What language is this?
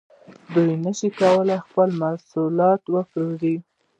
Pashto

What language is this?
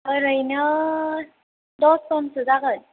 Bodo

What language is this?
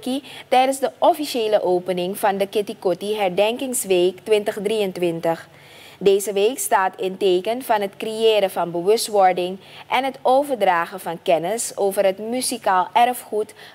Dutch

